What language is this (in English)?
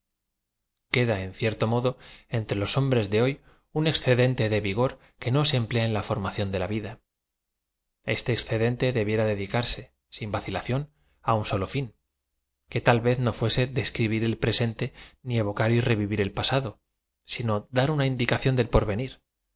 Spanish